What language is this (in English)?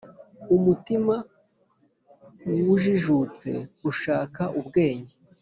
Kinyarwanda